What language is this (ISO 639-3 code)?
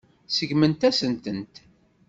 kab